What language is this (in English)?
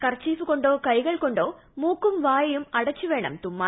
Malayalam